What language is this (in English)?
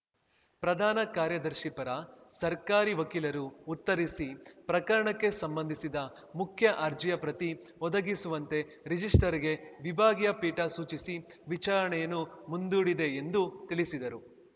Kannada